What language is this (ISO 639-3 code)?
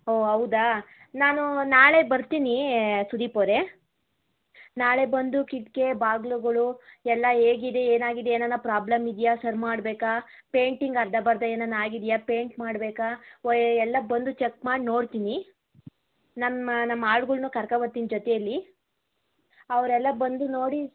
kan